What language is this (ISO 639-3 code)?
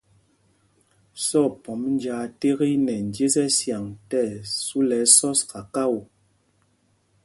mgg